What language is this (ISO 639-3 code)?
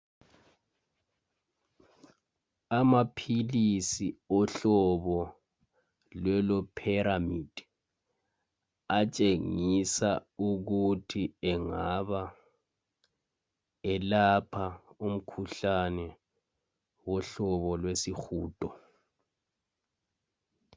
nde